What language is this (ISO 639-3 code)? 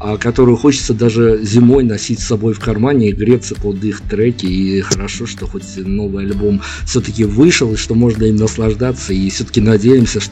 rus